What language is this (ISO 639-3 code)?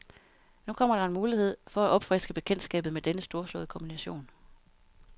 dan